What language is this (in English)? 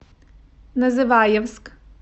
Russian